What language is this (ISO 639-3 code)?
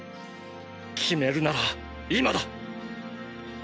jpn